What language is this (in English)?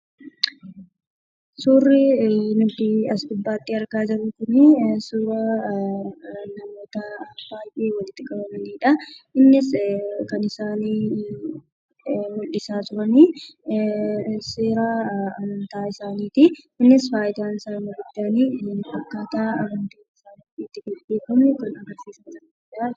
Oromo